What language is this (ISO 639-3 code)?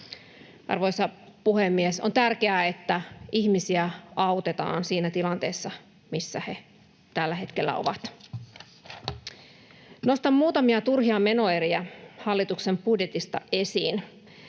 fin